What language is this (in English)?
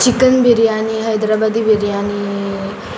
Konkani